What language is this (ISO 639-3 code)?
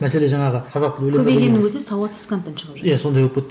kaz